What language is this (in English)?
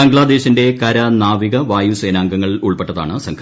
Malayalam